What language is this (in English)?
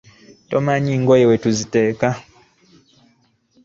Ganda